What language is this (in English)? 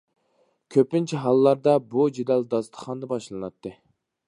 Uyghur